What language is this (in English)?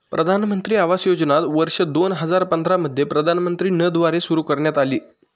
Marathi